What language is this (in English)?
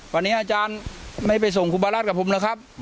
Thai